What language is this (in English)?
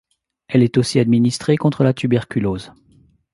French